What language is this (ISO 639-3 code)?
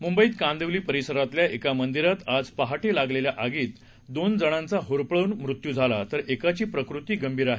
mar